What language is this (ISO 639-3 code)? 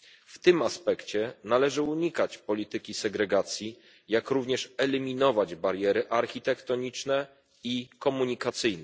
pol